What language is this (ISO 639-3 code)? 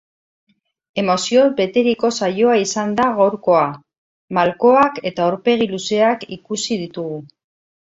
eus